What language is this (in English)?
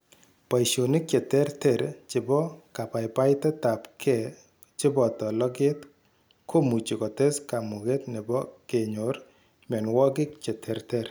Kalenjin